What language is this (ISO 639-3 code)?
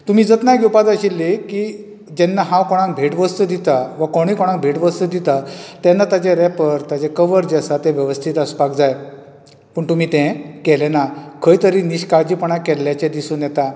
kok